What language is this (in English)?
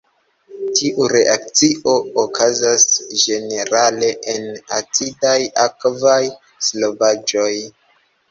Esperanto